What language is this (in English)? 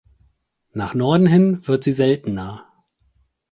German